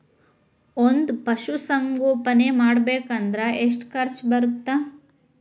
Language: Kannada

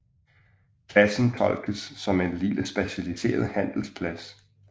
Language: Danish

